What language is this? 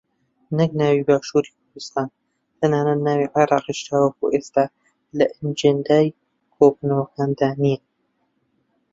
Central Kurdish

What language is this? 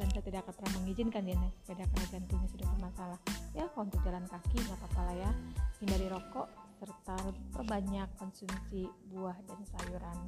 Indonesian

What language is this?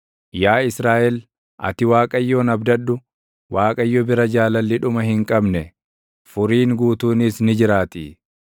Oromo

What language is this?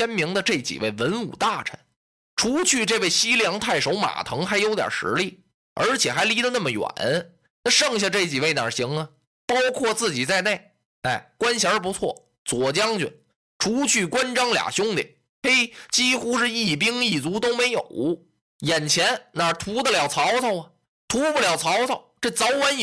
Chinese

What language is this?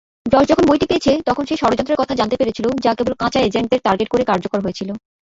Bangla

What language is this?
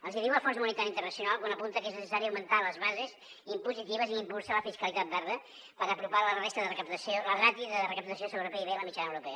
Catalan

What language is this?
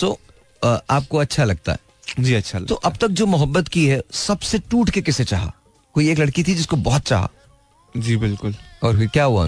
Hindi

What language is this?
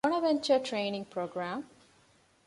Divehi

